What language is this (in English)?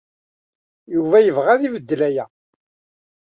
Kabyle